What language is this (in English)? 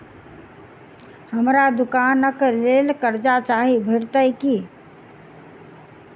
Maithili